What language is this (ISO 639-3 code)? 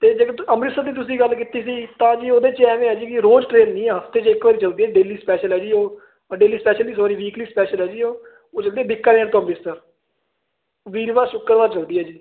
pan